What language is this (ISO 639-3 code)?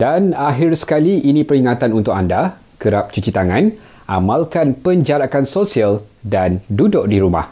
msa